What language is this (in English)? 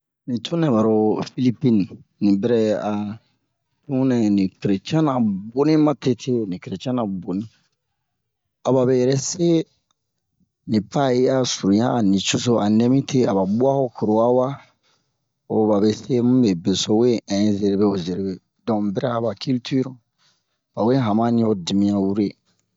Bomu